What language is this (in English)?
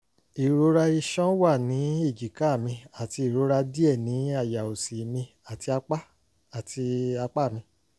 Yoruba